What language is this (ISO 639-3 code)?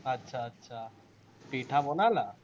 asm